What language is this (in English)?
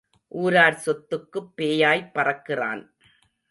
Tamil